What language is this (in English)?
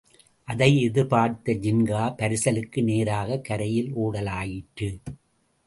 Tamil